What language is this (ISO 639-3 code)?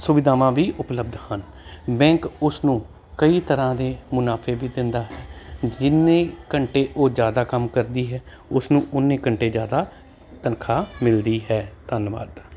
pan